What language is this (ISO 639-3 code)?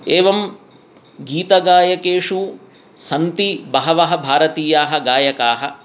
san